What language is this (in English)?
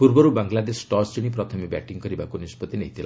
Odia